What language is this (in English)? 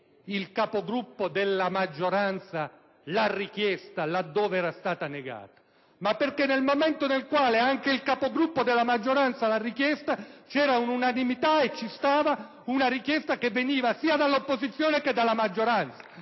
Italian